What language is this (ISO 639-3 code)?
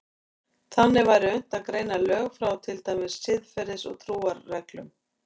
isl